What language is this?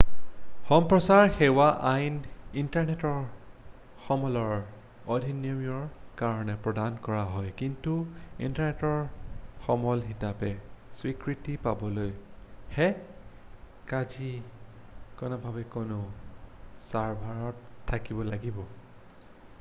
Assamese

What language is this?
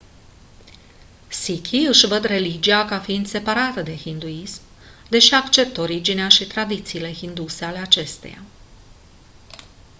Romanian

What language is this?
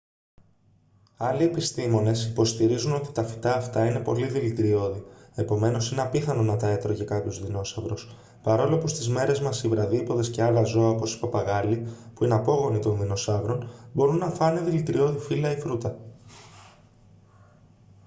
Greek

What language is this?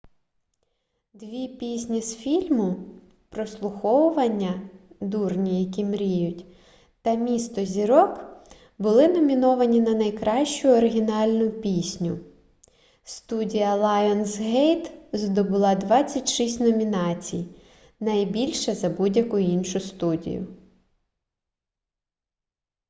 Ukrainian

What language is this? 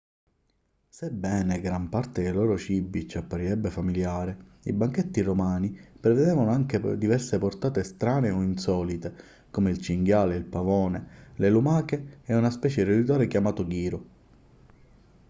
Italian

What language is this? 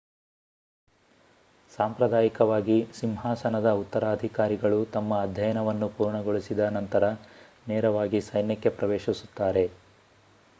Kannada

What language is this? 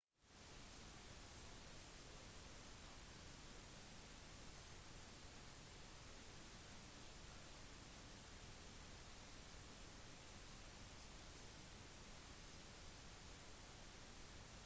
Norwegian Bokmål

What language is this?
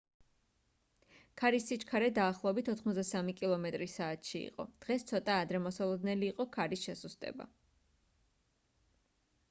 Georgian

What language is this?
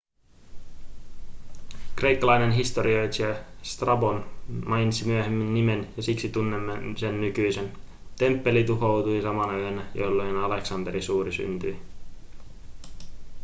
Finnish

